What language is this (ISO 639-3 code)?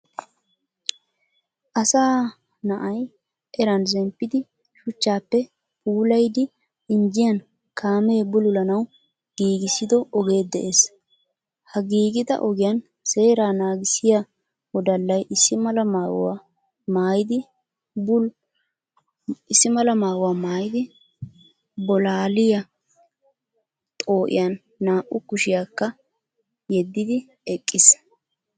wal